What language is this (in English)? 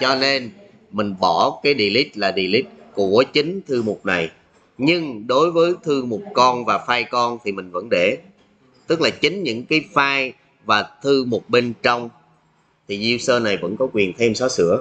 Vietnamese